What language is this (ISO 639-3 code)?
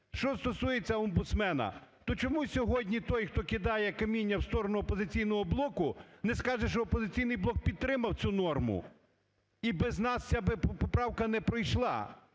ukr